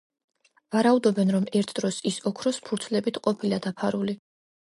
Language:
Georgian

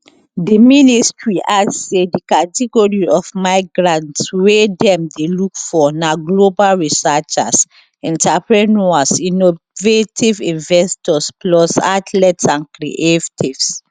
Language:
Nigerian Pidgin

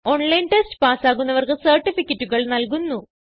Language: Malayalam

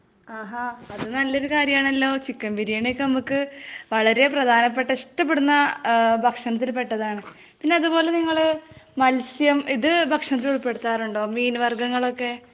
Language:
Malayalam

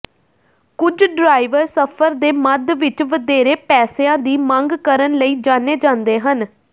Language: Punjabi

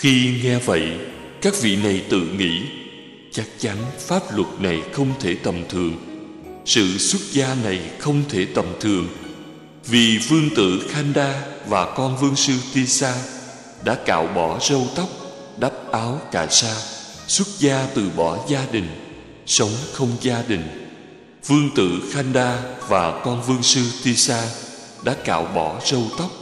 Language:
Vietnamese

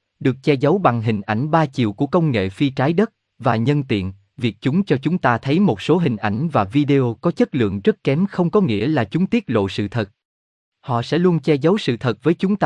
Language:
Vietnamese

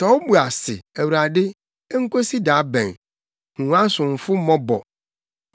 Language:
Akan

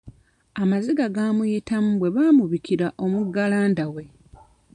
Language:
Ganda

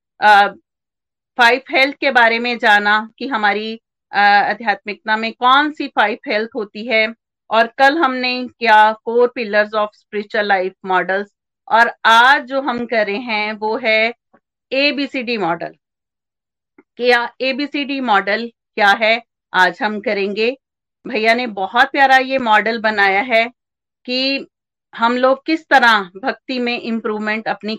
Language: Hindi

